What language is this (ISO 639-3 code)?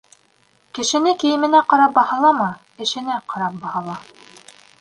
bak